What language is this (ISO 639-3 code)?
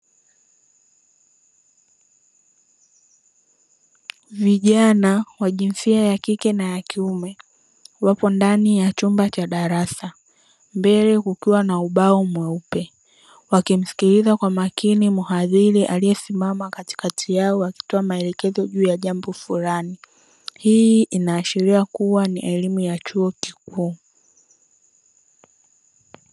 swa